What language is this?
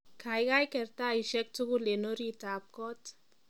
Kalenjin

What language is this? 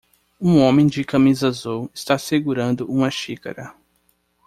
Portuguese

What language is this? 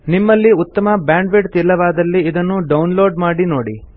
Kannada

